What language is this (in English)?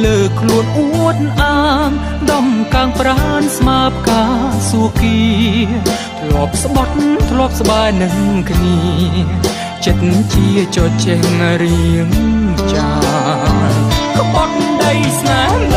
Thai